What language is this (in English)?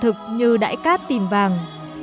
Vietnamese